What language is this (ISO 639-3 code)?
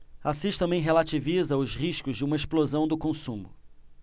por